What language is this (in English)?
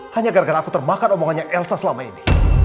Indonesian